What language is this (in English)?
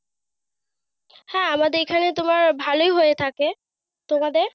Bangla